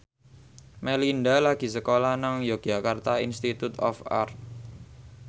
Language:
Javanese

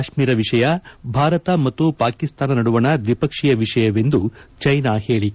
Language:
Kannada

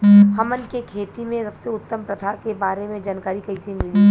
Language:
Bhojpuri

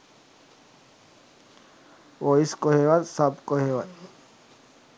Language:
Sinhala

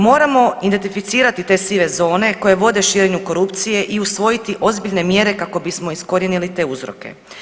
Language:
Croatian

